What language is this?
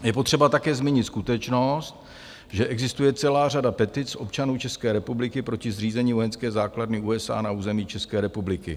Czech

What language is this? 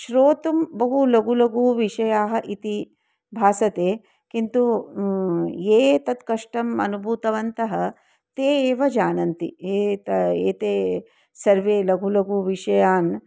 Sanskrit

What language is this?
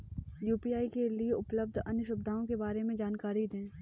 Hindi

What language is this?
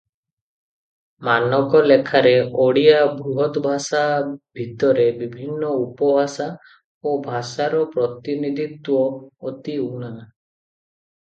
Odia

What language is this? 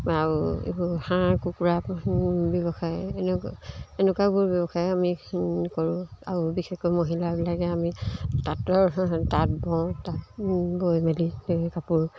Assamese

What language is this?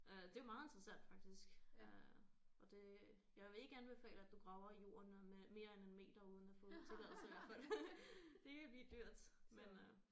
Danish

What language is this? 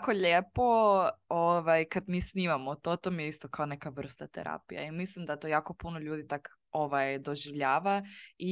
Croatian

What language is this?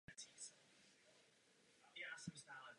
Czech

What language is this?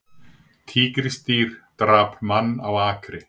Icelandic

